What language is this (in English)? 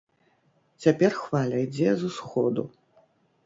Belarusian